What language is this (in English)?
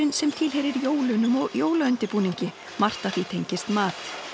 Icelandic